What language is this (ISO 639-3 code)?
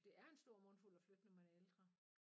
dan